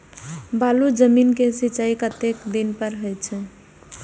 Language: Maithili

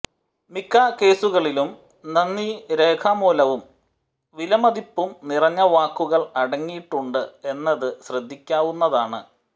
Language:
Malayalam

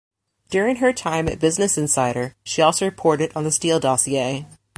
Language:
English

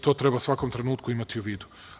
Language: Serbian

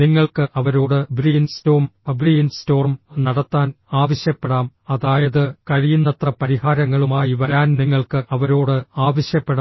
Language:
Malayalam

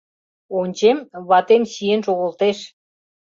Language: Mari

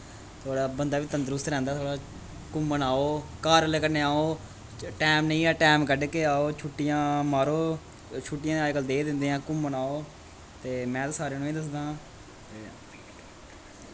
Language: Dogri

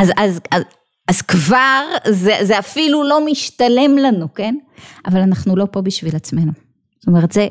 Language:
Hebrew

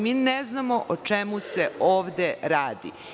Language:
Serbian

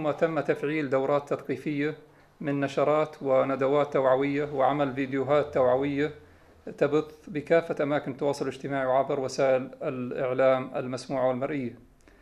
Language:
Arabic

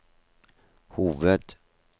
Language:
Norwegian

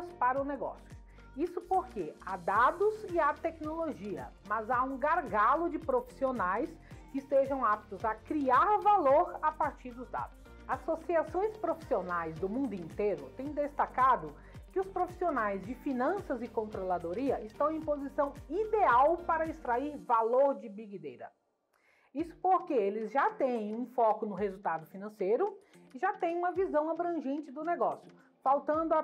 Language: Portuguese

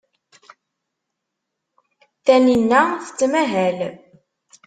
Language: Kabyle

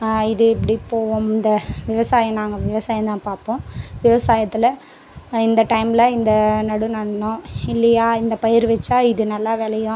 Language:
Tamil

